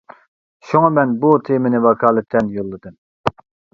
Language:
Uyghur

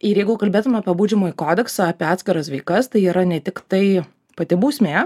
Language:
Lithuanian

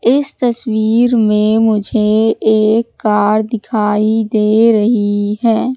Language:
Hindi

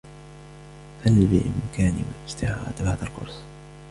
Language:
Arabic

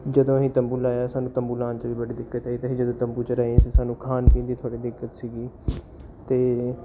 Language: Punjabi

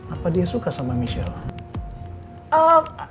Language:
Indonesian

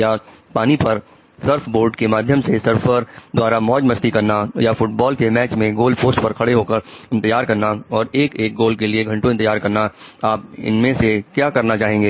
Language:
Hindi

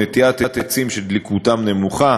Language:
Hebrew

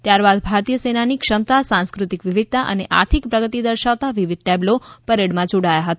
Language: Gujarati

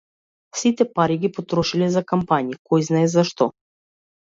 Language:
Macedonian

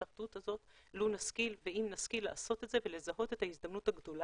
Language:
Hebrew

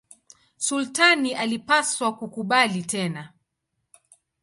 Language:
Swahili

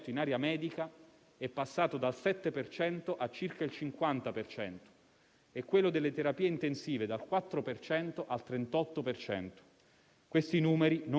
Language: Italian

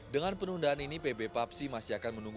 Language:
Indonesian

